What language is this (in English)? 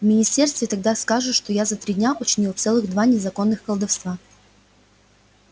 Russian